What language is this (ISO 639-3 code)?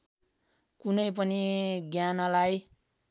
nep